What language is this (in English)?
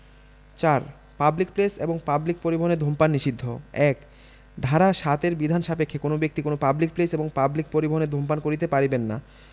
Bangla